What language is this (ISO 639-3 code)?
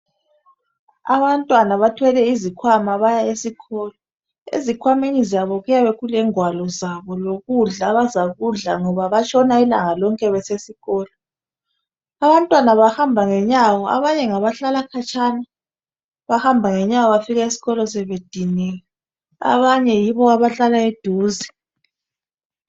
nde